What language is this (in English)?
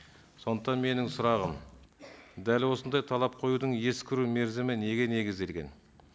Kazakh